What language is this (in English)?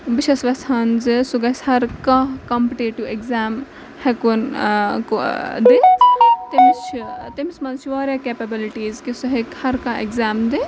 Kashmiri